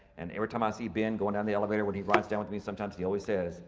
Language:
English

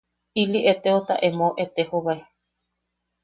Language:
Yaqui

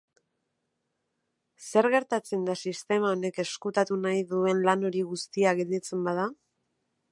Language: Basque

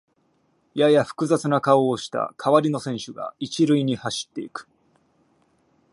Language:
Japanese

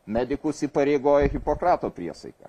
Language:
Lithuanian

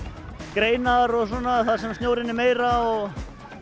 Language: Icelandic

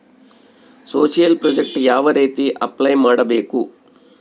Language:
Kannada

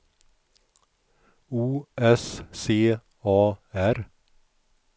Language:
Swedish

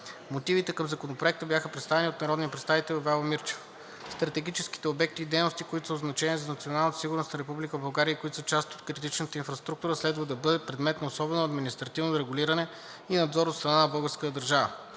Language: Bulgarian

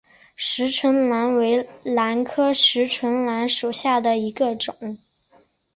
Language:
Chinese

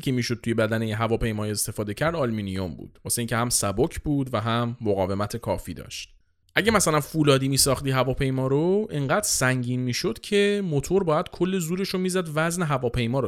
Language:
Persian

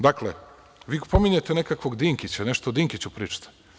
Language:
Serbian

